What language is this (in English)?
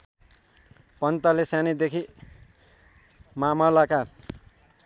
Nepali